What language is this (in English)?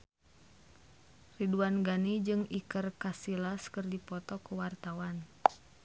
Sundanese